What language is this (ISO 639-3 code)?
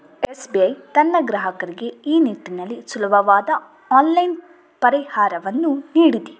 kan